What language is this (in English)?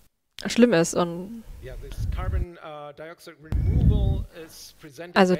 German